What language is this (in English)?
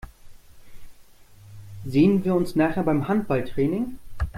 German